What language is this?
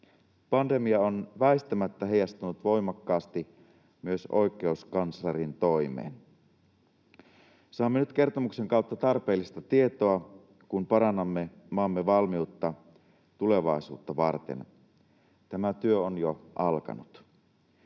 Finnish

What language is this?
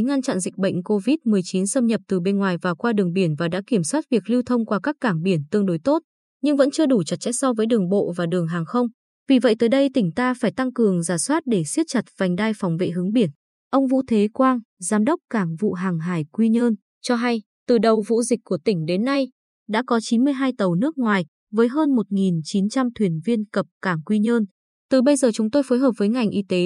Vietnamese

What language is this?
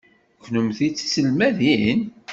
Kabyle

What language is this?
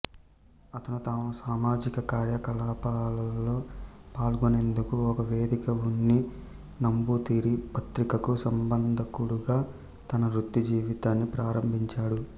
Telugu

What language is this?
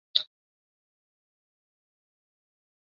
Chinese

